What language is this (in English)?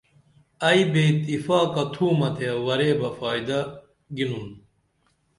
Dameli